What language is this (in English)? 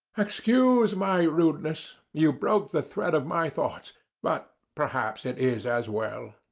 English